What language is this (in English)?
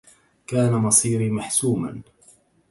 Arabic